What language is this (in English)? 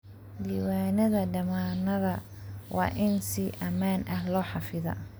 Somali